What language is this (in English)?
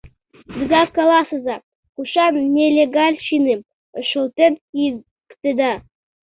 Mari